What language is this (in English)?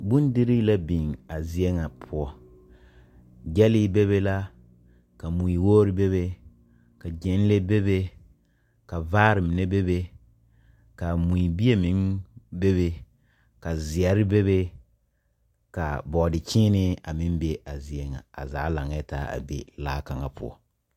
Southern Dagaare